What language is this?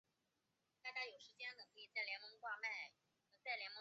Chinese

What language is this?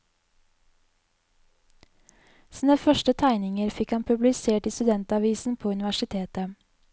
Norwegian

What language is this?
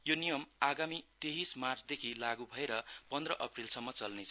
Nepali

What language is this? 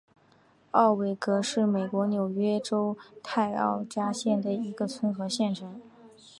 Chinese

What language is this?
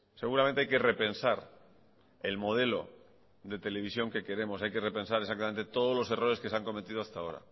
Spanish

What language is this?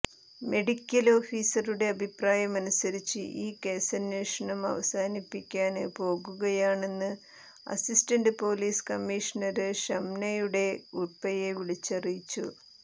Malayalam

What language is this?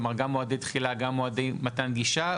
Hebrew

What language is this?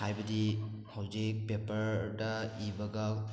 Manipuri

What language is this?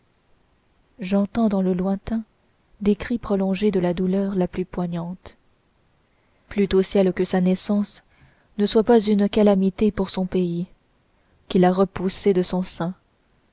French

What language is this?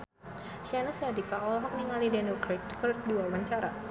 Sundanese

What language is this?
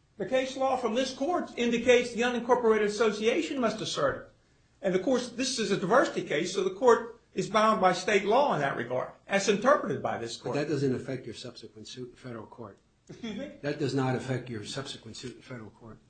English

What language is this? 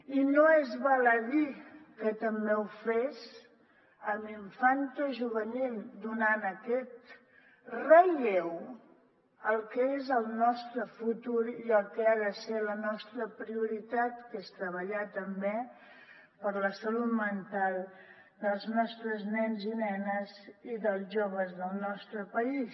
Catalan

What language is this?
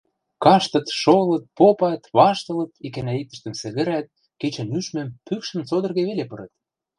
Western Mari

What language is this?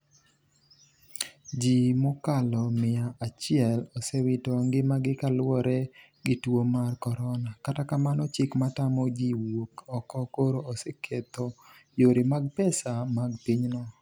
Luo (Kenya and Tanzania)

